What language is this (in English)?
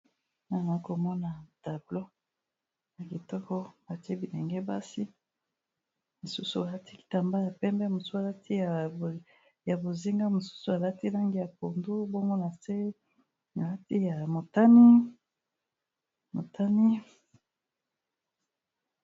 Lingala